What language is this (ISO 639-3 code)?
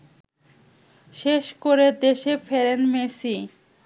ben